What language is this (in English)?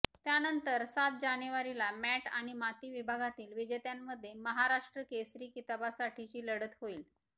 Marathi